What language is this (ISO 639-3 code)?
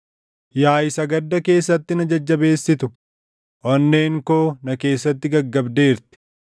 orm